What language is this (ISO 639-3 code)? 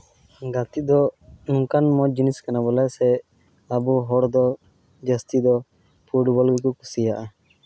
sat